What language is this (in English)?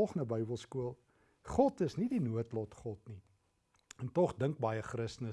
Dutch